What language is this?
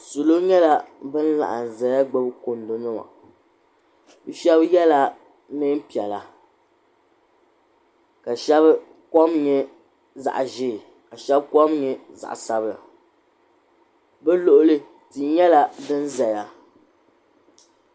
Dagbani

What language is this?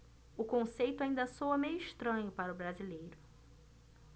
Portuguese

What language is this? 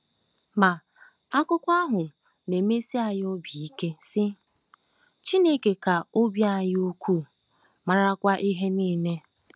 Igbo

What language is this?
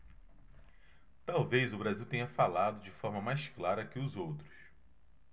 Portuguese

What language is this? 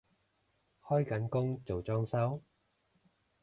Cantonese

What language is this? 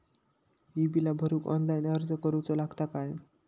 Marathi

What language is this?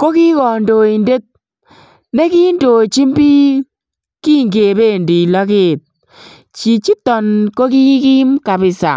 Kalenjin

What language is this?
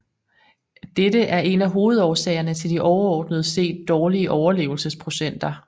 Danish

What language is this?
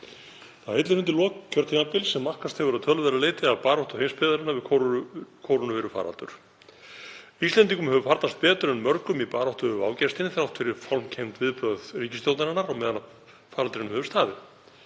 Icelandic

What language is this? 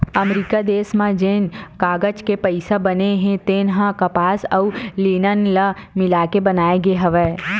Chhattisgarhi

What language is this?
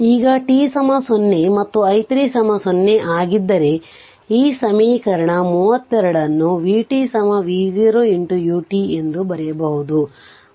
Kannada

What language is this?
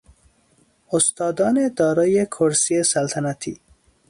Persian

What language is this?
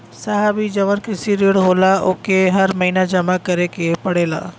Bhojpuri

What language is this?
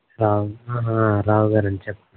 Telugu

